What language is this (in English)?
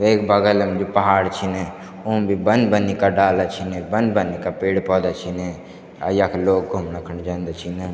Garhwali